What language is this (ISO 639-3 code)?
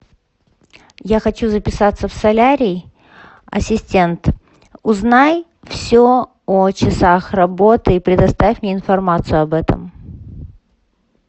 rus